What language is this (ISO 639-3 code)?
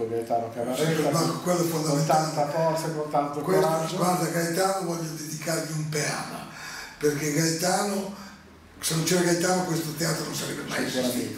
ita